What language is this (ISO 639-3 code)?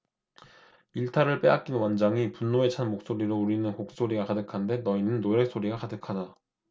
kor